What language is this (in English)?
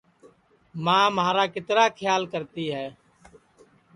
Sansi